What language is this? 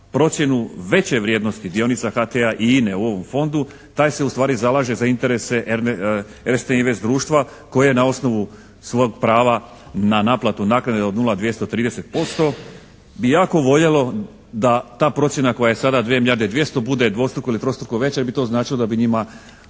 Croatian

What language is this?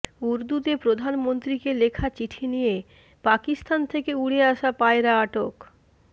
Bangla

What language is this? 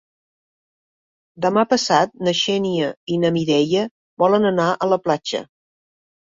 Catalan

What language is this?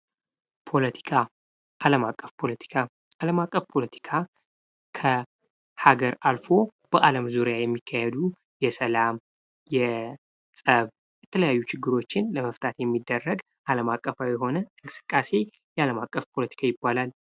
Amharic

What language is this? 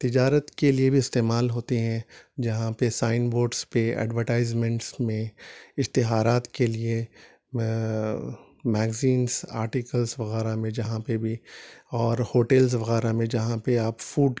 Urdu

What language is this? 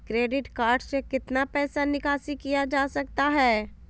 Magahi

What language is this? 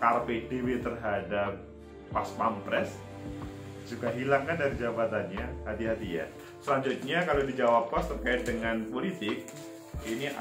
Indonesian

